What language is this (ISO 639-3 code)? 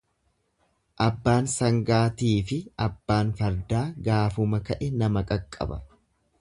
orm